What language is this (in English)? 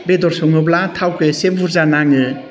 Bodo